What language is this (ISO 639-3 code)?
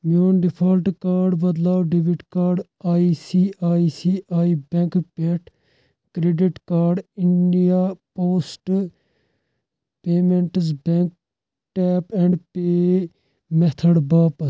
kas